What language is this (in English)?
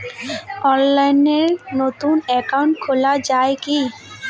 Bangla